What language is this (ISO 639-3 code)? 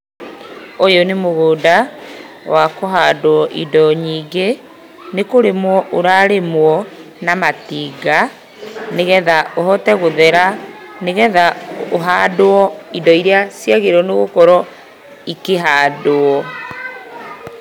kik